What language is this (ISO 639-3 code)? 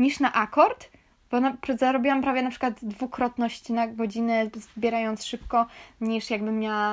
pol